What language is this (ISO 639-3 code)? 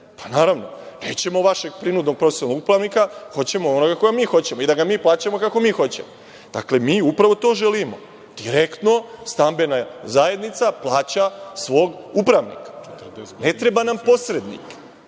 srp